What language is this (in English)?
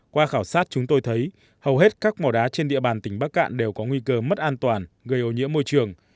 Vietnamese